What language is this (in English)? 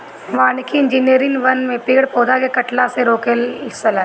Bhojpuri